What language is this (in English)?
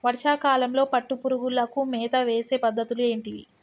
Telugu